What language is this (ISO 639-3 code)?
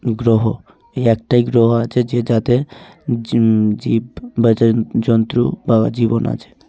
ben